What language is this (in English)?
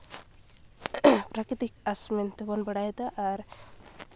Santali